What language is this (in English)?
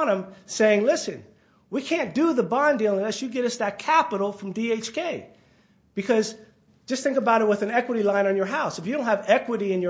English